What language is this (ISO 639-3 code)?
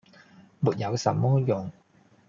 yue